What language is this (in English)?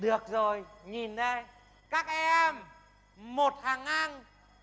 Vietnamese